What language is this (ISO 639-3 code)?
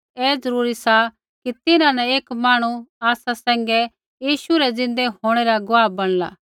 kfx